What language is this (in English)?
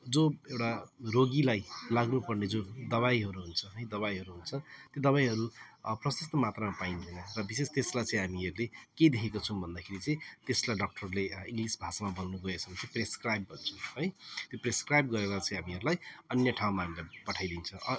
Nepali